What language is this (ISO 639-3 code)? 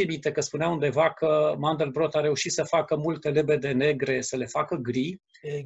ron